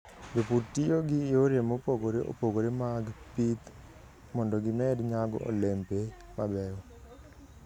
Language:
Luo (Kenya and Tanzania)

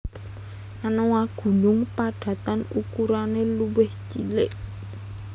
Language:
Javanese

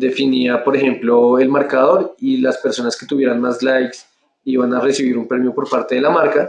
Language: Spanish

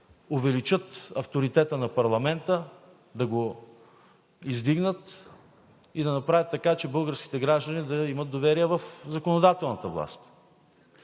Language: Bulgarian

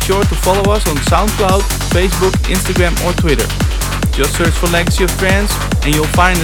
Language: English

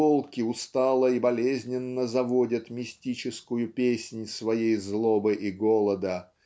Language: Russian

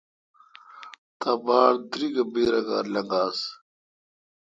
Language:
Kalkoti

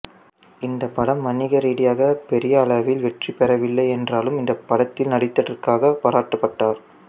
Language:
Tamil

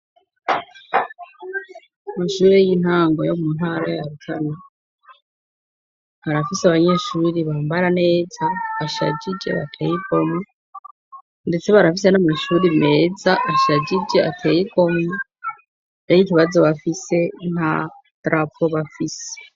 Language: Rundi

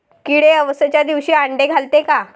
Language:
Marathi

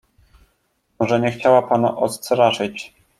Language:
Polish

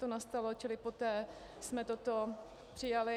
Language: Czech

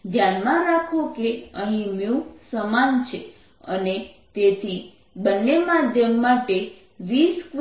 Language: Gujarati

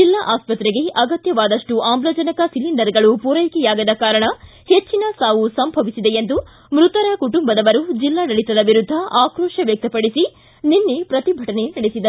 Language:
Kannada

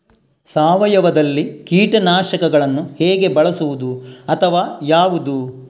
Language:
Kannada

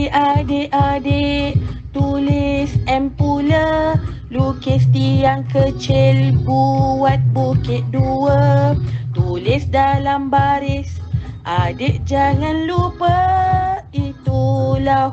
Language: Malay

